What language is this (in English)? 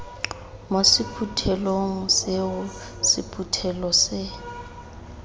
Tswana